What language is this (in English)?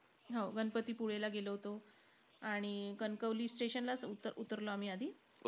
Marathi